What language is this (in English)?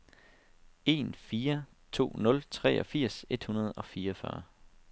Danish